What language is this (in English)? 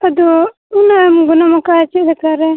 Santali